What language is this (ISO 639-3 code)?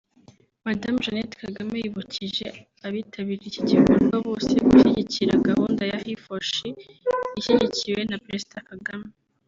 kin